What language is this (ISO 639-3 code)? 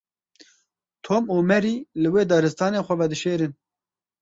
kur